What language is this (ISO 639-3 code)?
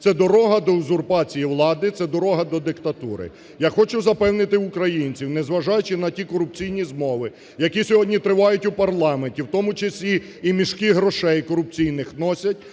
ukr